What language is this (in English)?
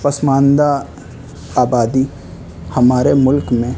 Urdu